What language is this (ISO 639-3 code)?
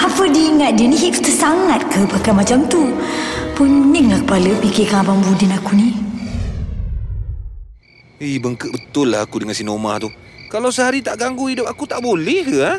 msa